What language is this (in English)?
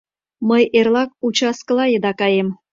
Mari